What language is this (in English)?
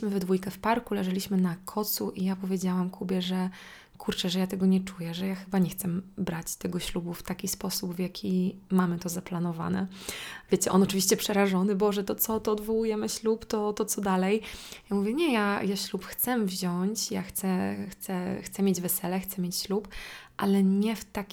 Polish